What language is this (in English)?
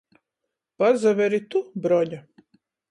Latgalian